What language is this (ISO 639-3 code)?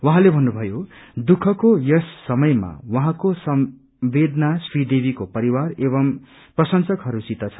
nep